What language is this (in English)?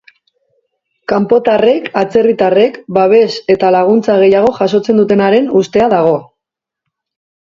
Basque